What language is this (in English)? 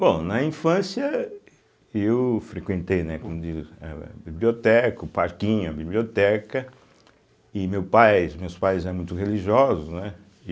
Portuguese